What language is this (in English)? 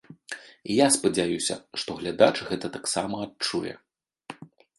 Belarusian